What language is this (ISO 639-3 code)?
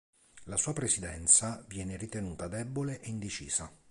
ita